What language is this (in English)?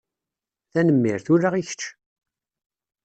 Kabyle